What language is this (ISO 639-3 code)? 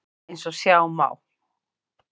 isl